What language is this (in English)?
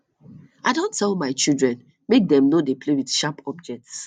Nigerian Pidgin